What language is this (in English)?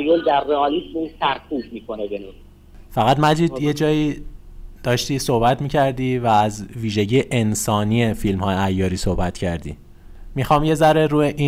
Persian